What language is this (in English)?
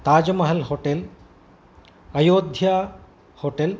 Sanskrit